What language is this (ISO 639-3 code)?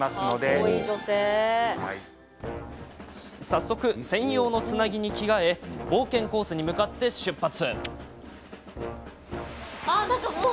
jpn